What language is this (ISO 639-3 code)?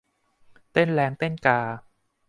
tha